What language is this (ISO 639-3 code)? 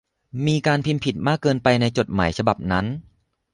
tha